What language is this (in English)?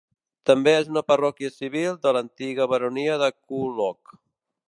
Catalan